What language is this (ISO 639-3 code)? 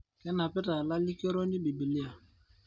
mas